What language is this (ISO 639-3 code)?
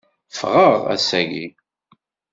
kab